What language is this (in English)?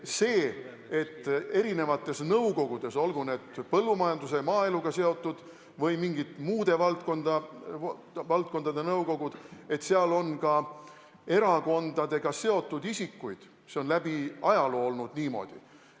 Estonian